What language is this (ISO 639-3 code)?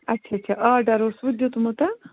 kas